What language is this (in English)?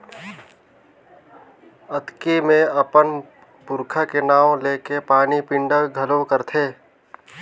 Chhattisgarhi